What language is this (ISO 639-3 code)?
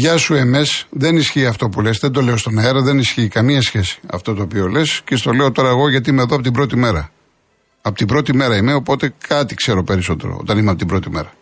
ell